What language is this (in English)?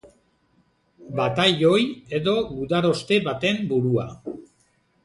Basque